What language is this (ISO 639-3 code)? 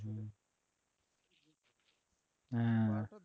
ben